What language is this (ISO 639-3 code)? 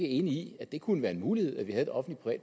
dan